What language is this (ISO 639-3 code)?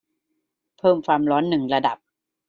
tha